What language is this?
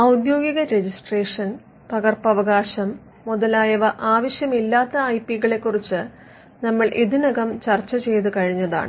Malayalam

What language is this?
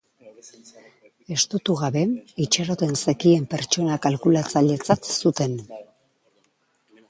Basque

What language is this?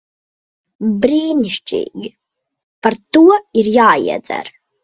Latvian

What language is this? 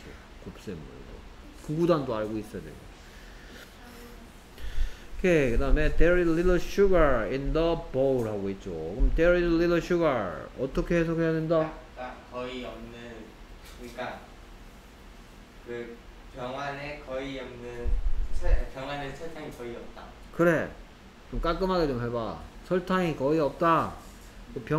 Korean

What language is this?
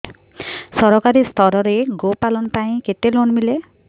Odia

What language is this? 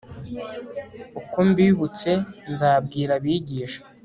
Kinyarwanda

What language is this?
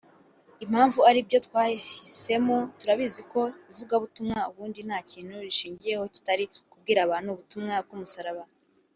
Kinyarwanda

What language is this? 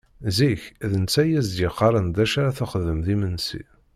Kabyle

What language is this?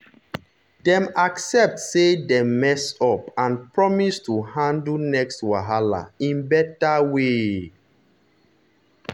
Nigerian Pidgin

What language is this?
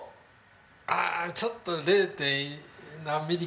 Japanese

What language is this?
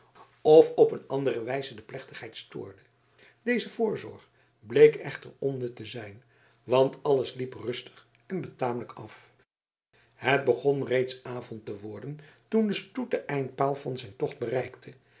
Dutch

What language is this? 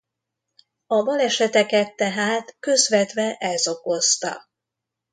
Hungarian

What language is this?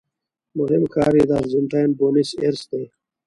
Pashto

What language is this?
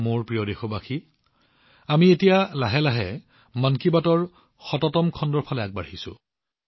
Assamese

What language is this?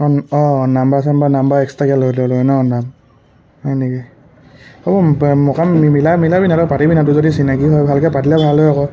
Assamese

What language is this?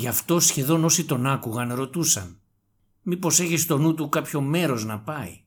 Greek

